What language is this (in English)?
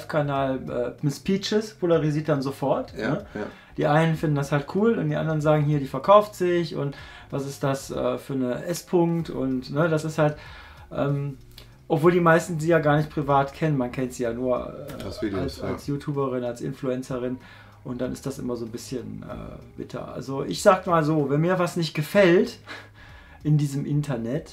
German